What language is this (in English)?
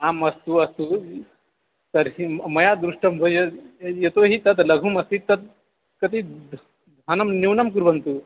Sanskrit